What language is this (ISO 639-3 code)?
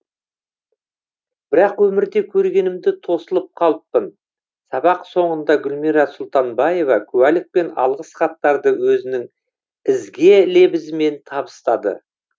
kaz